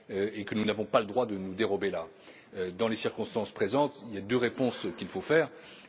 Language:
French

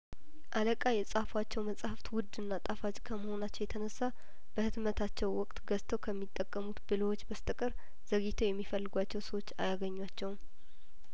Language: Amharic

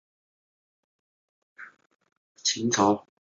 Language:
Chinese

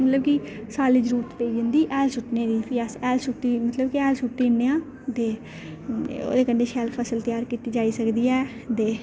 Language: Dogri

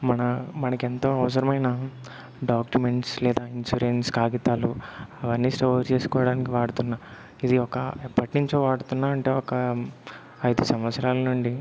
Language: Telugu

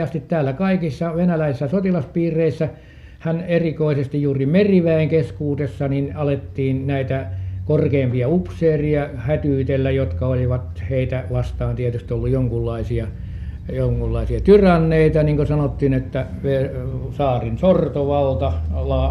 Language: Finnish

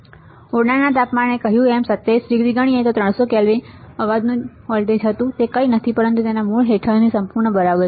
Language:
Gujarati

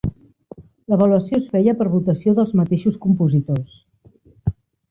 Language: Catalan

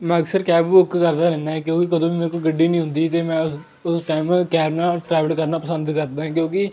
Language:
Punjabi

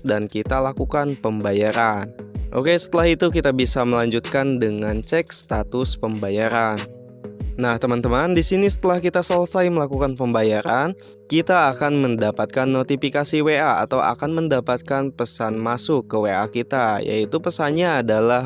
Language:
Indonesian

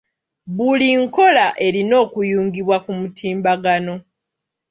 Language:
Ganda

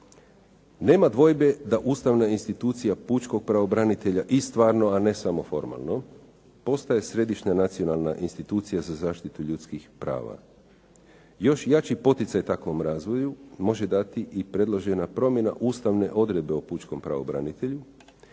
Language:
Croatian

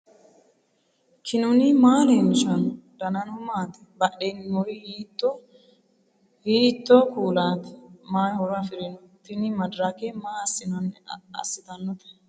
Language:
Sidamo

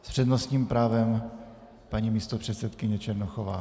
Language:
Czech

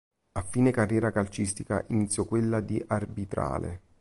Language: Italian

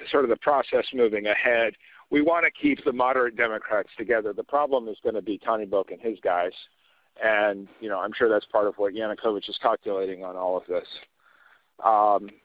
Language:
Croatian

